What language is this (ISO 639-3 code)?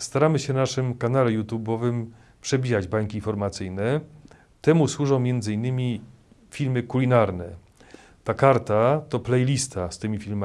pol